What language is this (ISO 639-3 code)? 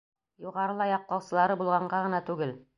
bak